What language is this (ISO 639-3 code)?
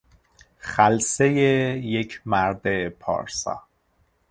fas